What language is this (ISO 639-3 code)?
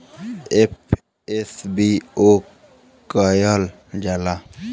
bho